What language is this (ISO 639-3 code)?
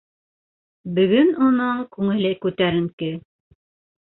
bak